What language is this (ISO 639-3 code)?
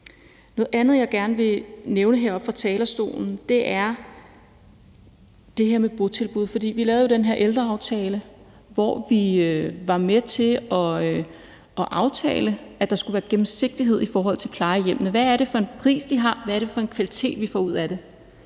dan